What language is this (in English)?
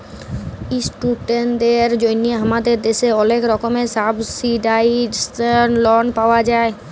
Bangla